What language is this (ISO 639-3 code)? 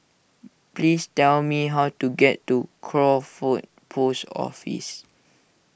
eng